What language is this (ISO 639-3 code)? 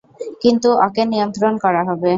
ben